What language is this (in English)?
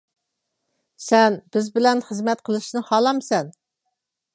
Uyghur